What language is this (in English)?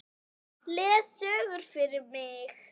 Icelandic